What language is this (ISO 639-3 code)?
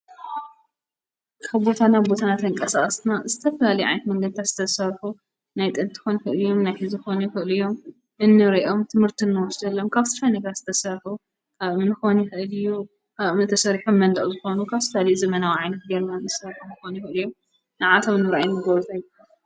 tir